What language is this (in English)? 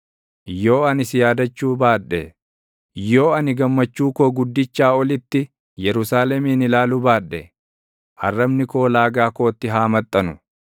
Oromo